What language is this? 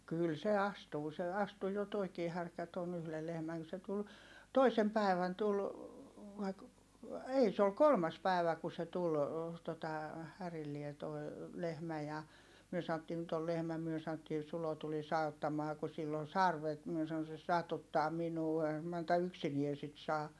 Finnish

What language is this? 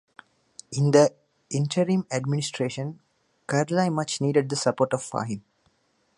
English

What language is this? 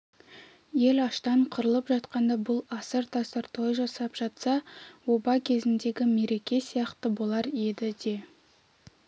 Kazakh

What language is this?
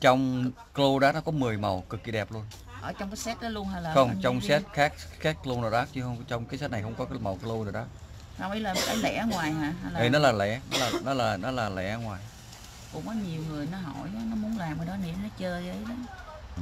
Vietnamese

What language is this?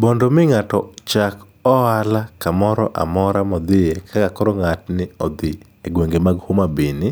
Luo (Kenya and Tanzania)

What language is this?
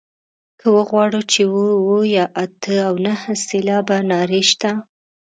Pashto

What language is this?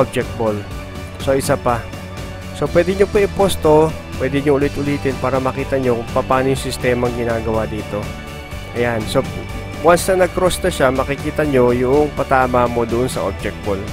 Filipino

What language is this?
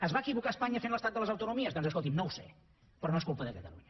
Catalan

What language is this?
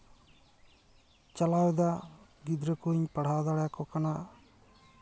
Santali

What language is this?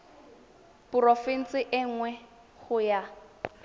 Tswana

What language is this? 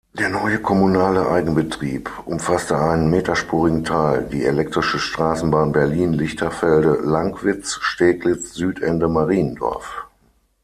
German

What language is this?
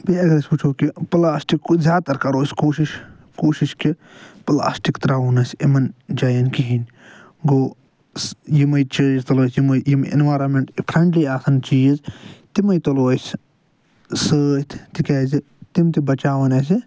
Kashmiri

